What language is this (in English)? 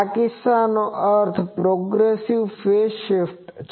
Gujarati